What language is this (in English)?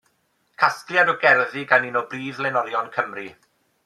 Welsh